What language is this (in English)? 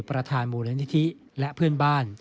Thai